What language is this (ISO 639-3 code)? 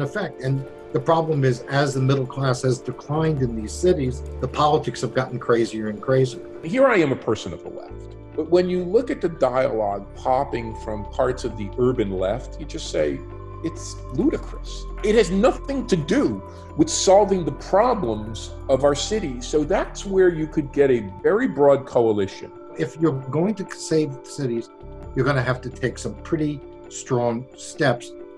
eng